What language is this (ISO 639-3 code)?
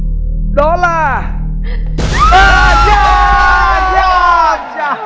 vie